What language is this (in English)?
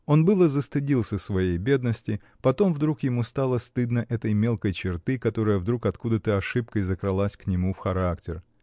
Russian